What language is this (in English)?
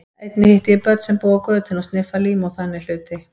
Icelandic